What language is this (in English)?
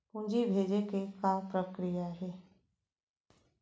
Chhattisgarhi